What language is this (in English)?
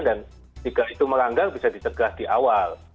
Indonesian